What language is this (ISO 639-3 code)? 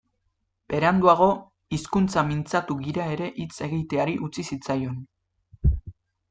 eus